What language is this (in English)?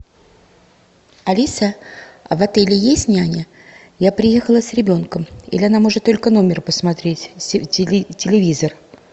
Russian